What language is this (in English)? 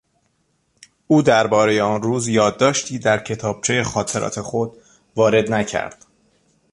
Persian